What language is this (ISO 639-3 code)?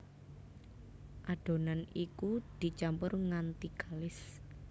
jav